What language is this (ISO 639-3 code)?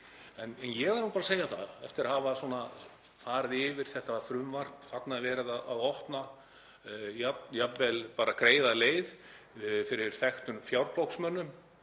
isl